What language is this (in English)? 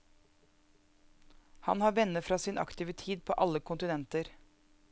Norwegian